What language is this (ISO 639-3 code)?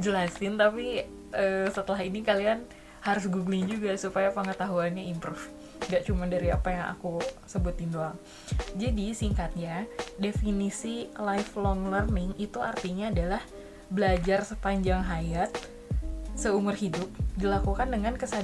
ind